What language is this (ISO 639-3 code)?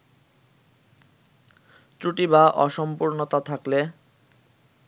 ben